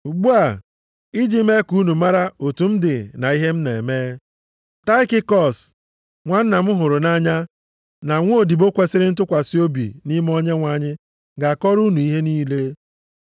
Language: Igbo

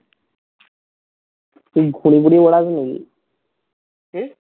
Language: Bangla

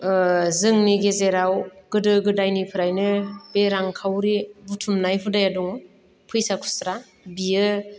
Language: Bodo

